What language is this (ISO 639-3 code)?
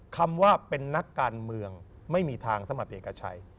tha